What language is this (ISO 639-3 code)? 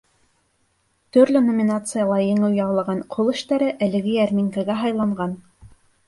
bak